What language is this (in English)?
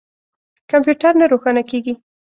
Pashto